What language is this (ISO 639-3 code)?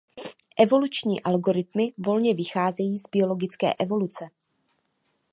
ces